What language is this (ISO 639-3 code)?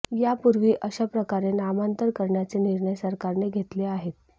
mar